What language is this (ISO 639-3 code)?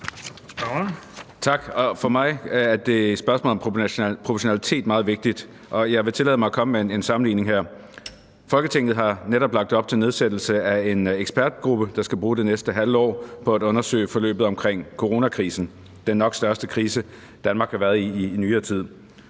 dan